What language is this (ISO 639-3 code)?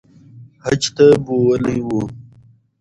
pus